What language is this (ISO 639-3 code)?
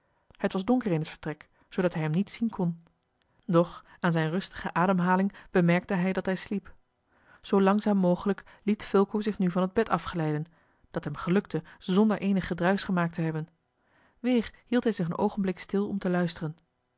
nld